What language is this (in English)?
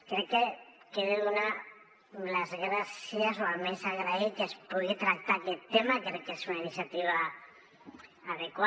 Catalan